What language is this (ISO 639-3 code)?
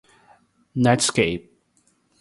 por